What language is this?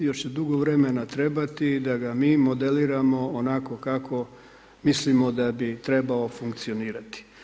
Croatian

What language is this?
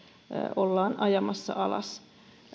Finnish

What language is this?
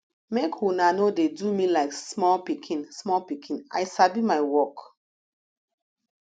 Nigerian Pidgin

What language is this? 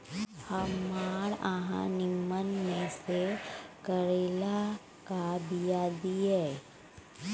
Maithili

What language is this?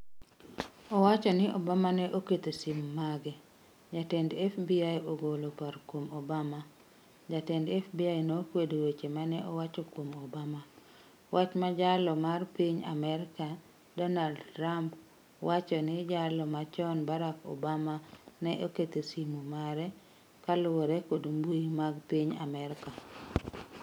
Luo (Kenya and Tanzania)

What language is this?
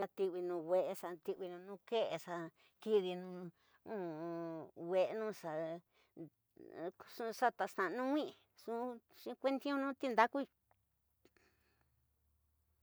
Tidaá Mixtec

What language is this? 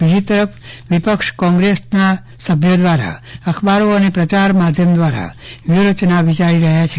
Gujarati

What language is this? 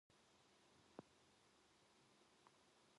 Korean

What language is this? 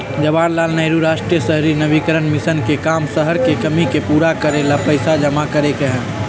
Magahi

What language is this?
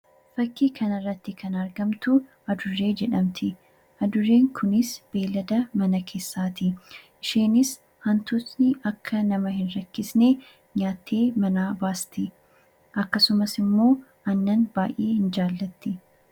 Oromo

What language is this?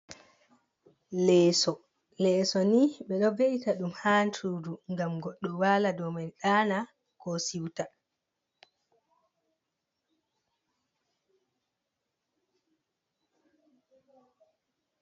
Fula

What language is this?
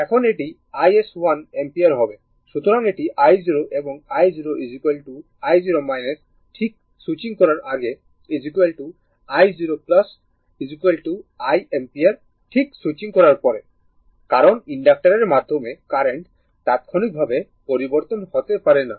Bangla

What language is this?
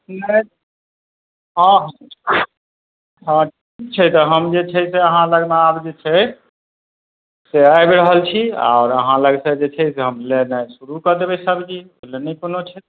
Maithili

